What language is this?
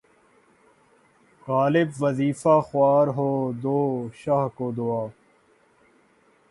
Urdu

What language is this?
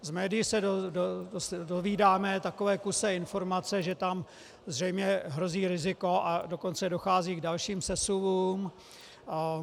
Czech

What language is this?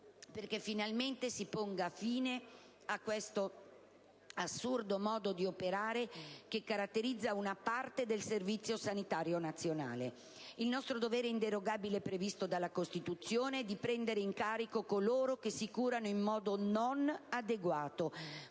Italian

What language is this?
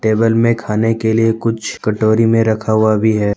Hindi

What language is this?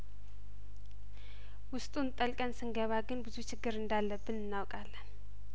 Amharic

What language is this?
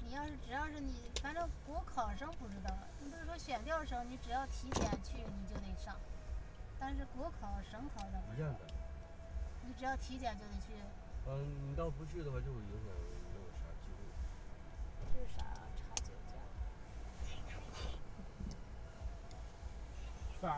Chinese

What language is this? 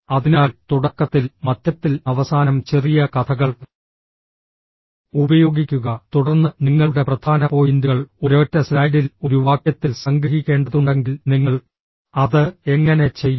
Malayalam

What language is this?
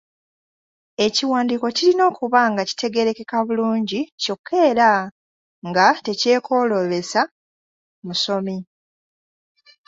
Ganda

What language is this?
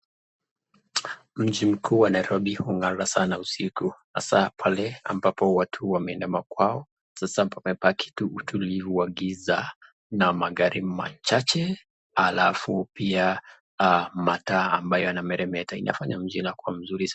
Swahili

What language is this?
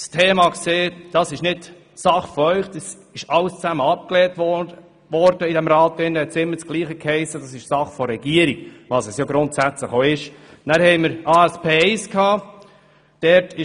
Swiss German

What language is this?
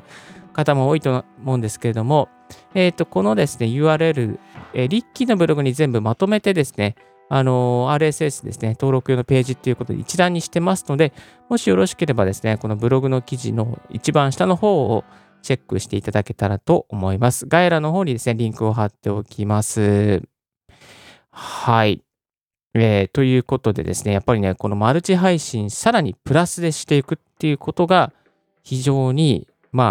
Japanese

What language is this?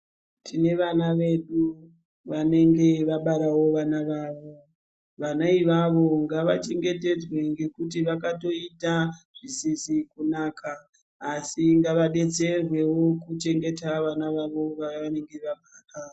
Ndau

